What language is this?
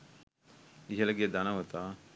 Sinhala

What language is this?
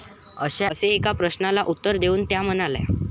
Marathi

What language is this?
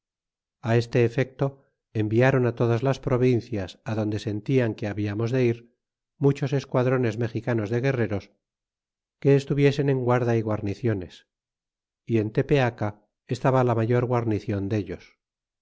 Spanish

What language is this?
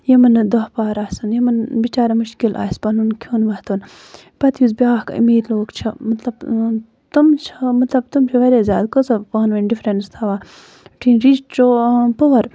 Kashmiri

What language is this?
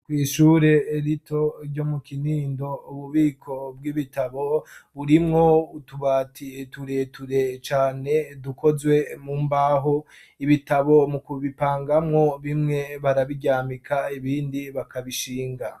Rundi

